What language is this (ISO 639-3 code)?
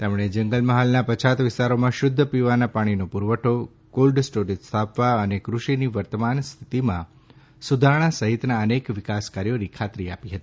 guj